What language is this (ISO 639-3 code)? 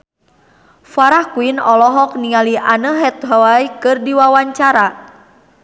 sun